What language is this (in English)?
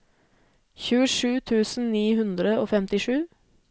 Norwegian